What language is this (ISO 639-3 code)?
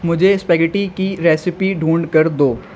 urd